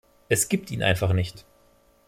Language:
German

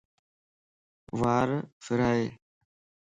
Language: Lasi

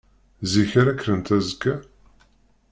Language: Kabyle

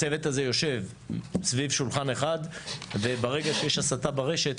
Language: Hebrew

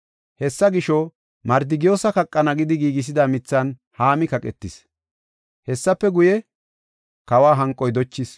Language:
Gofa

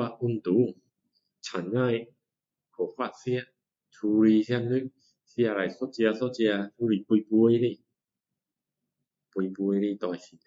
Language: Min Dong Chinese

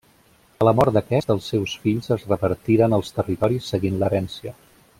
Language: Catalan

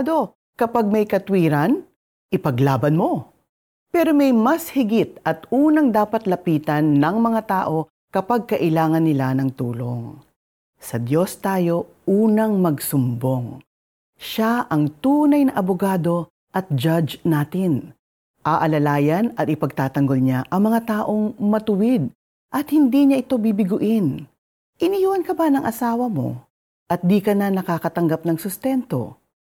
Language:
Filipino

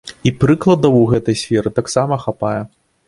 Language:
Belarusian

